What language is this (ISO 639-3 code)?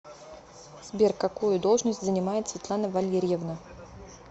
rus